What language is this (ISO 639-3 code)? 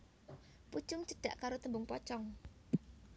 jav